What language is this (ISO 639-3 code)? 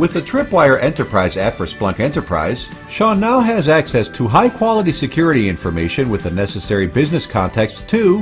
eng